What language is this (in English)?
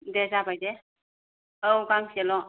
Bodo